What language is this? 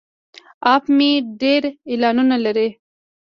Pashto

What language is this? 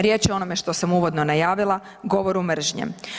Croatian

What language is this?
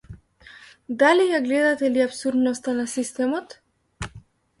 Macedonian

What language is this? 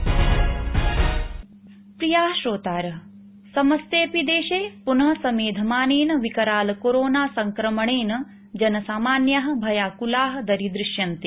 Sanskrit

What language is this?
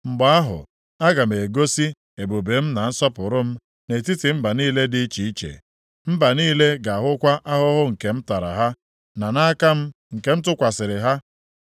Igbo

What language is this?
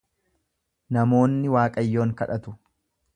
Oromo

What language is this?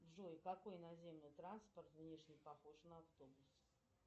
Russian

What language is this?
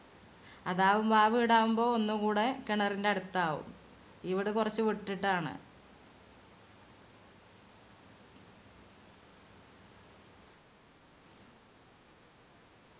Malayalam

